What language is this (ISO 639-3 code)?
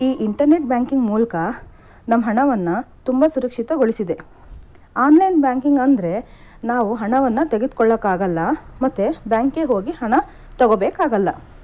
kan